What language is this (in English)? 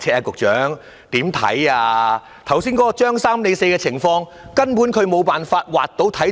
Cantonese